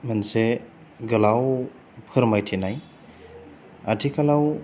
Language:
Bodo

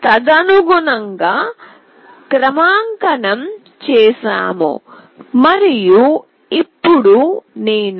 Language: Telugu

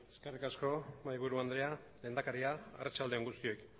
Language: Basque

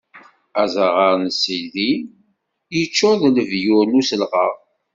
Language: Kabyle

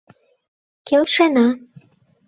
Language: Mari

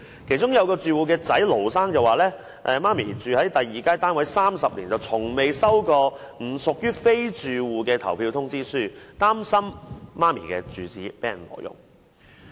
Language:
Cantonese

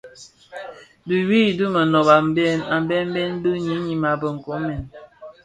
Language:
Bafia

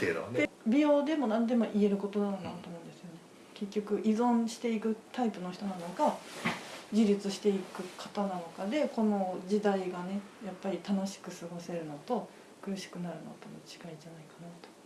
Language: Japanese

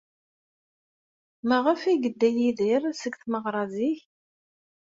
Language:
Kabyle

